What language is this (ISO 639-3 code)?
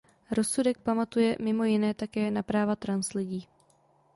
ces